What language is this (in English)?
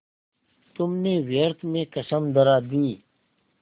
Hindi